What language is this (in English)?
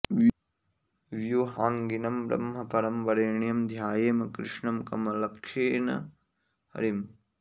Sanskrit